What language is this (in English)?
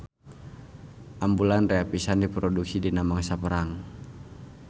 Sundanese